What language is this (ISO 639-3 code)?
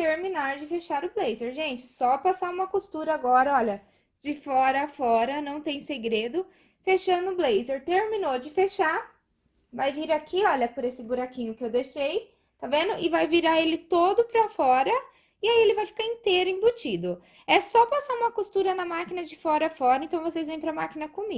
por